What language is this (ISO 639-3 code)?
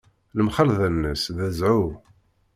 kab